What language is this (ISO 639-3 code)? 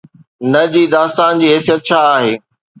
snd